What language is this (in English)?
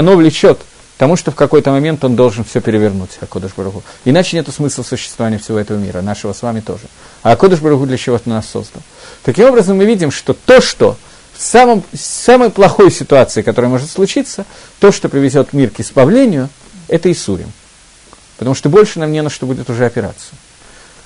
Russian